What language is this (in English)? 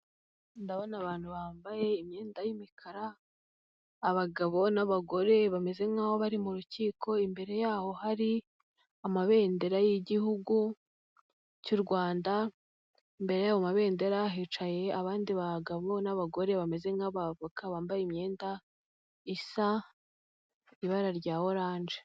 Kinyarwanda